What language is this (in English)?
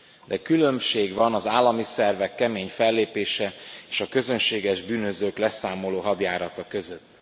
Hungarian